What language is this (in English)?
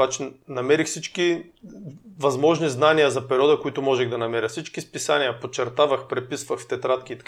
Bulgarian